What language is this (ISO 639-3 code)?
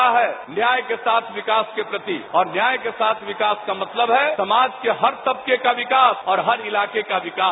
hin